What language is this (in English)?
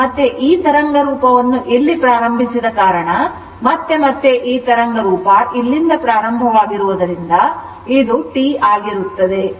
Kannada